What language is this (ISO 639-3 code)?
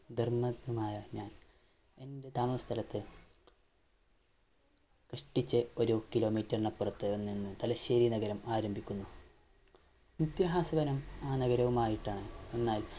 mal